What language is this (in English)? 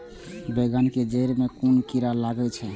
Maithili